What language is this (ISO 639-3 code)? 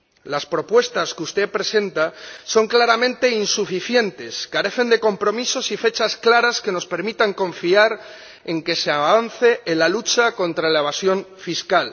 spa